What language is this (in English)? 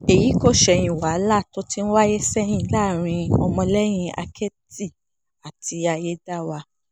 Yoruba